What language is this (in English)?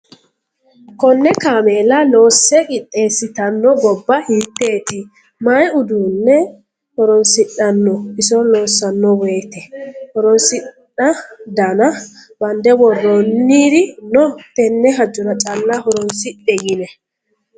Sidamo